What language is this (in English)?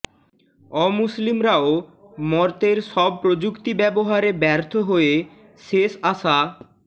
Bangla